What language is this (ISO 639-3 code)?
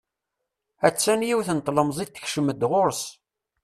kab